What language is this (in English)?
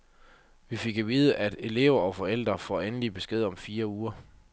Danish